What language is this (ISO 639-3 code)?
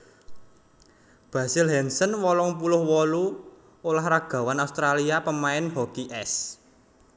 jav